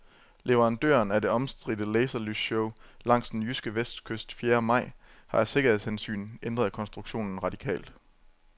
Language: Danish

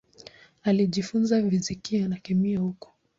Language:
Swahili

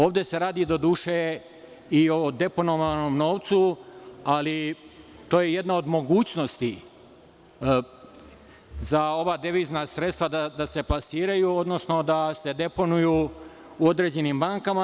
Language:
Serbian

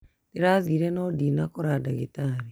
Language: Kikuyu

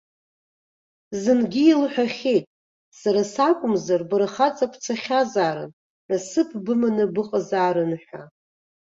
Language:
Abkhazian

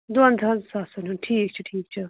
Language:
Kashmiri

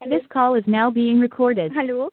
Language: Assamese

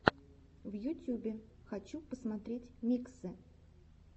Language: Russian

